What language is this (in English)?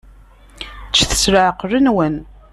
Kabyle